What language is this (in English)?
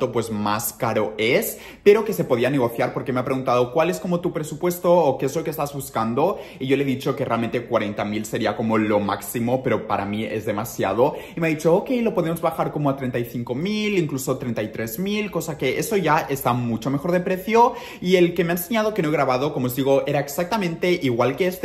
Spanish